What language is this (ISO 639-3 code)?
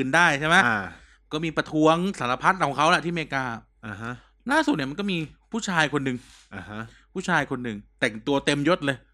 tha